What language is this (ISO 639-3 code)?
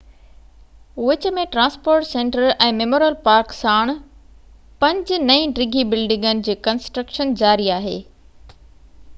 snd